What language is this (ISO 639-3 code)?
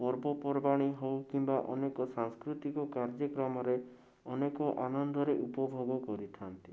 ori